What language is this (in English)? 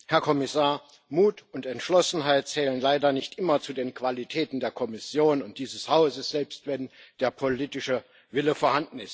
German